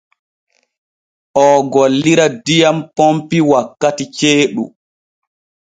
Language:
Borgu Fulfulde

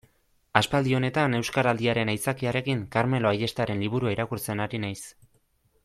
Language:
Basque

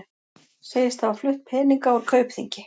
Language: Icelandic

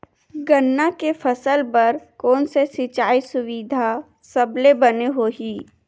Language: Chhattisgarhi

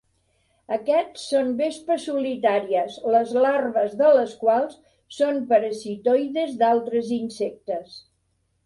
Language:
Catalan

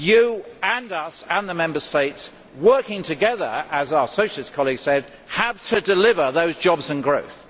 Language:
English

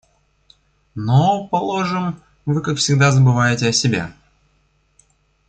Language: Russian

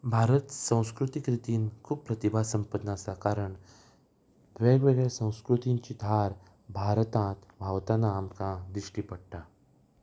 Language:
Konkani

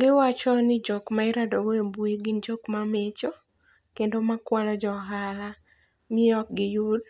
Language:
Luo (Kenya and Tanzania)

